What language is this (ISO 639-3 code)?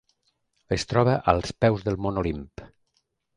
cat